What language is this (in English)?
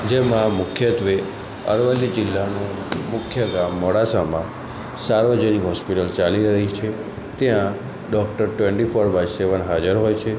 Gujarati